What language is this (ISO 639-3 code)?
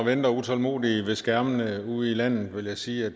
dan